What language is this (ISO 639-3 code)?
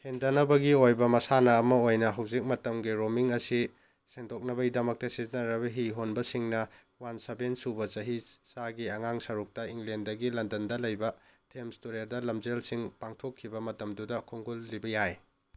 mni